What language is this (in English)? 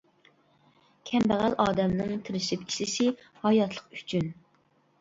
Uyghur